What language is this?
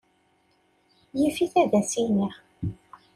Kabyle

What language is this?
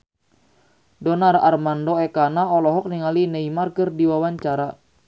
Sundanese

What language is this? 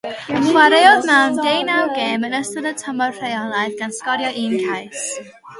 Welsh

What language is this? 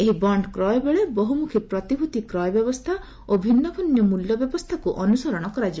Odia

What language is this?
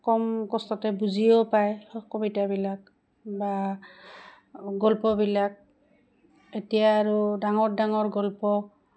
Assamese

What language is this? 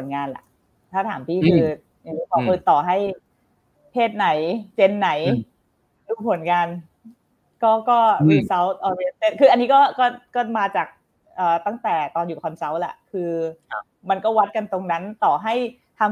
Thai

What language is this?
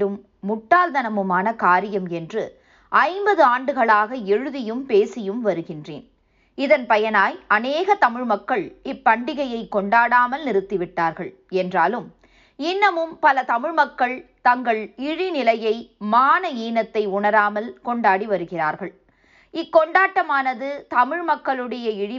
Tamil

